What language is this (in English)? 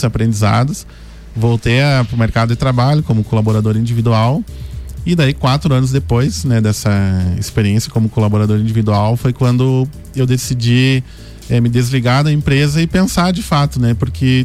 Portuguese